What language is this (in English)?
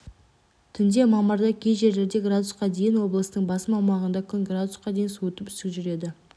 Kazakh